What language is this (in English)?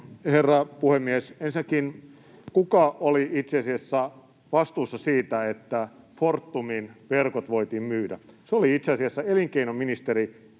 Finnish